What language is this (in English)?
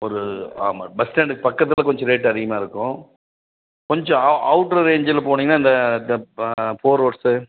Tamil